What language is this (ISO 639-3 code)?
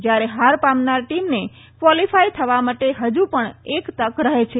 guj